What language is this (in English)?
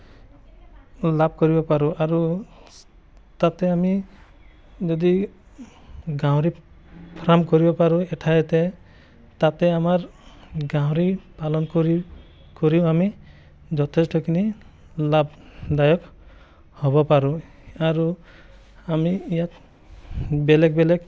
Assamese